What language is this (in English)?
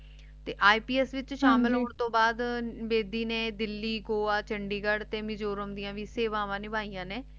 Punjabi